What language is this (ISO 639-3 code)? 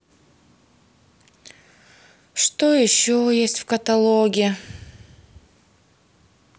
rus